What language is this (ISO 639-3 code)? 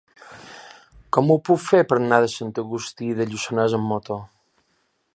cat